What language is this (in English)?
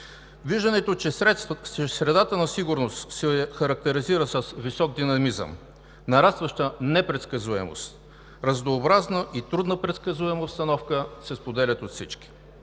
Bulgarian